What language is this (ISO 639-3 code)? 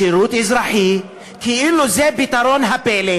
heb